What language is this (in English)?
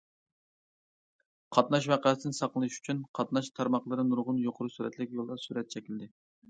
Uyghur